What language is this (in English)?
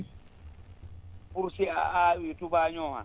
Fula